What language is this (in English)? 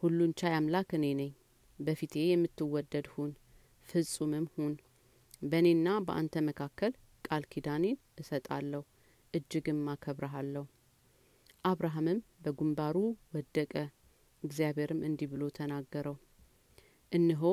Amharic